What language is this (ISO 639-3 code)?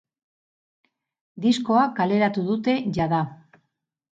eus